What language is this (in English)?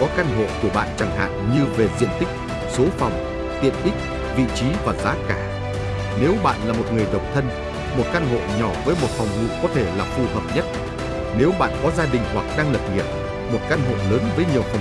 Vietnamese